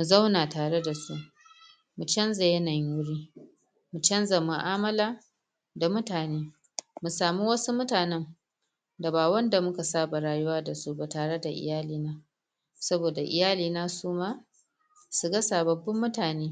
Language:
Hausa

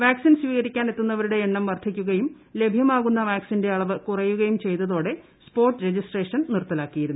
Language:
Malayalam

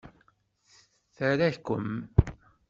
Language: Kabyle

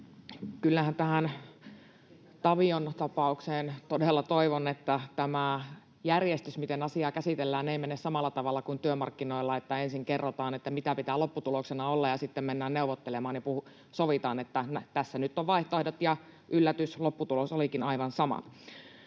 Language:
Finnish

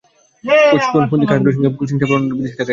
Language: Bangla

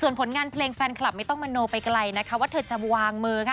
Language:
Thai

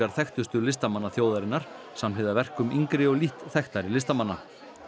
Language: Icelandic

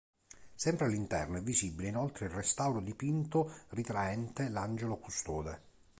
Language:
Italian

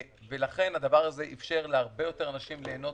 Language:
Hebrew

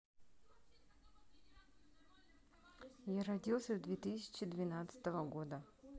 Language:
Russian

